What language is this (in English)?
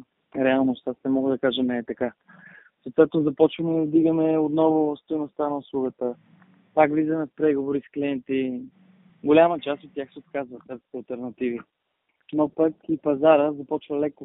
Bulgarian